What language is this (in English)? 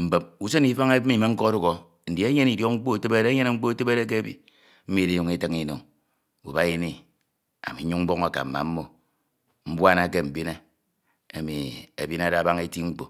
Ito